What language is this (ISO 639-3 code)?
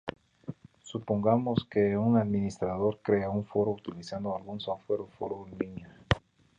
spa